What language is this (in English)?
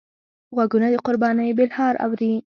Pashto